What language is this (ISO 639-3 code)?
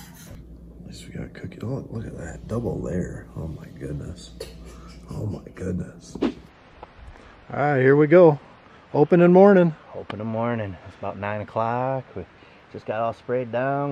eng